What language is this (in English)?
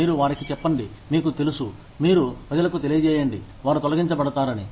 Telugu